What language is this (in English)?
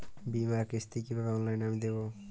Bangla